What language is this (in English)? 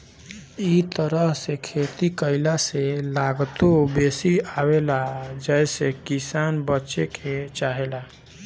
Bhojpuri